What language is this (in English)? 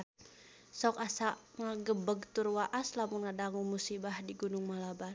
Sundanese